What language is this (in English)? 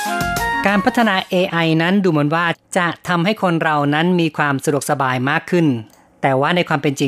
Thai